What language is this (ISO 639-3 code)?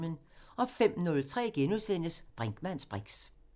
dan